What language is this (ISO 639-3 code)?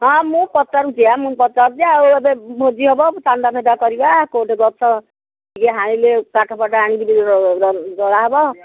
ori